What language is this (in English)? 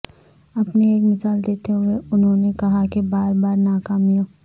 Urdu